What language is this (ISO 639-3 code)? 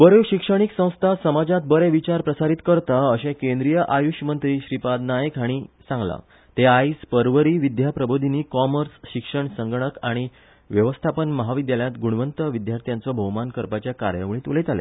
kok